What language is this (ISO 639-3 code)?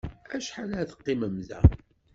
kab